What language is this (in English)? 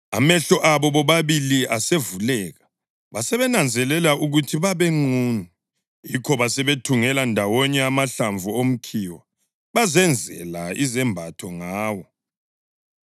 North Ndebele